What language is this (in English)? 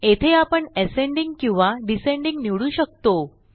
Marathi